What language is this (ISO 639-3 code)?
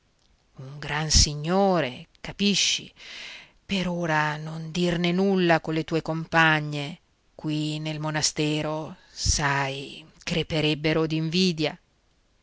ita